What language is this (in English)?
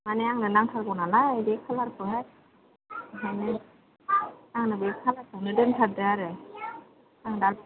Bodo